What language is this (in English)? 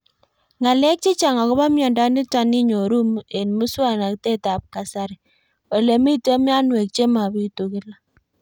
Kalenjin